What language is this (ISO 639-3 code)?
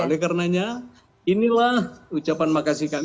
ind